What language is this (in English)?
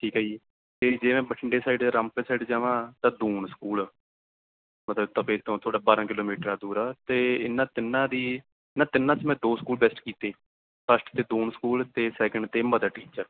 Punjabi